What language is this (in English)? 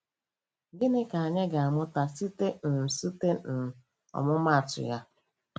Igbo